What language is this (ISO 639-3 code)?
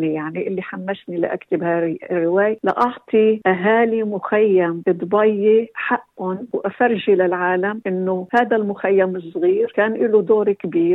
ara